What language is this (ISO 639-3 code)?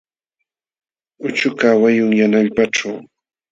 qxw